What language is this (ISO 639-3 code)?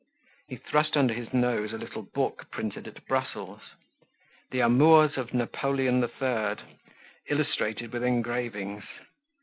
eng